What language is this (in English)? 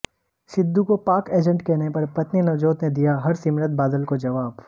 Hindi